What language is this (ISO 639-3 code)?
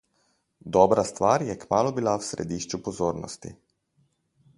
slv